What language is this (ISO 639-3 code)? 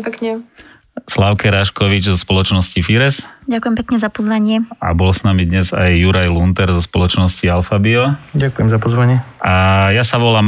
slk